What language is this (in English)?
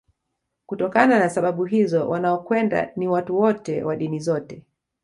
Swahili